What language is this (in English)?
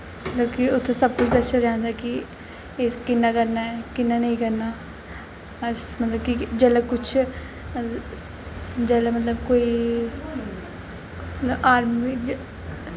Dogri